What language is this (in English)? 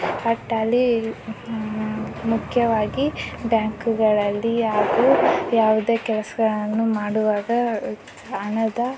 Kannada